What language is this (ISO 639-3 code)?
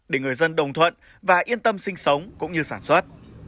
vie